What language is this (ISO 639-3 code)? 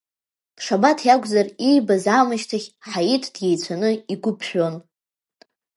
abk